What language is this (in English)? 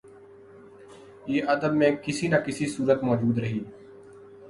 Urdu